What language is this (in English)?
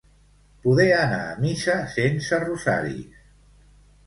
Catalan